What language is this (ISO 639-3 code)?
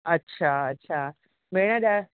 snd